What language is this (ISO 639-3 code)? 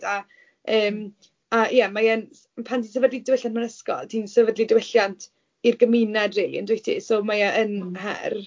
cym